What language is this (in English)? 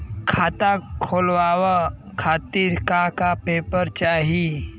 Bhojpuri